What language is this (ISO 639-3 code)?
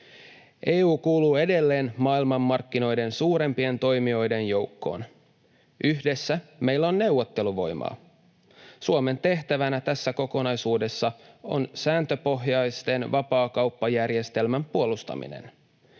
fin